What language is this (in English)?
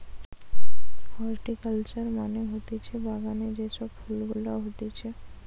Bangla